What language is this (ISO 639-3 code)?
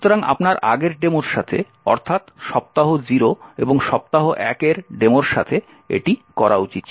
ben